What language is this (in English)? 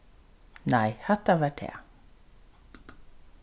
Faroese